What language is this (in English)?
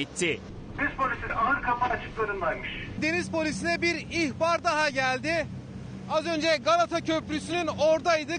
Turkish